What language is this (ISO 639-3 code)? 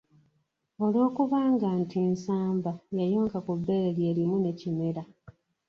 lug